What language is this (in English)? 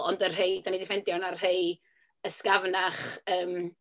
Welsh